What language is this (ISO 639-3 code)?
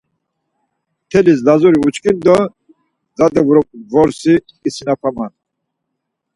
lzz